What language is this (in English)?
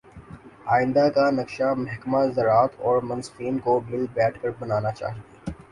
Urdu